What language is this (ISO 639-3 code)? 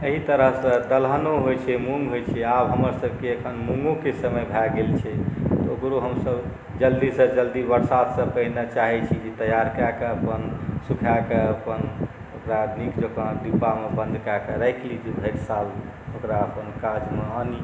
mai